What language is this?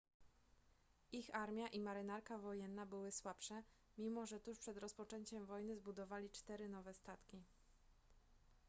Polish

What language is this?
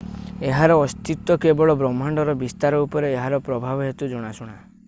Odia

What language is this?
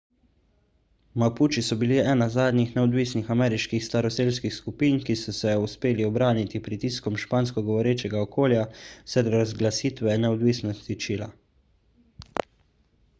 Slovenian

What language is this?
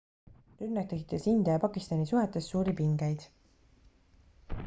Estonian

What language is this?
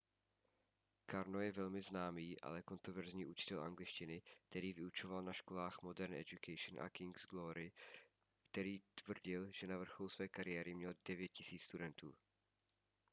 Czech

